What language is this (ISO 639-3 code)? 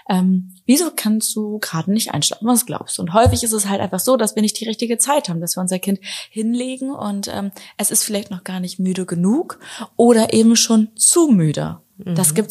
deu